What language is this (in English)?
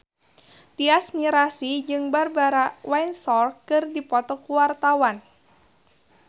Sundanese